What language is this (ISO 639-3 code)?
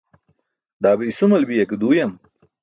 bsk